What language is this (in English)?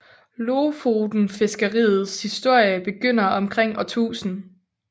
Danish